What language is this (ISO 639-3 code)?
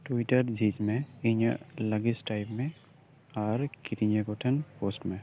sat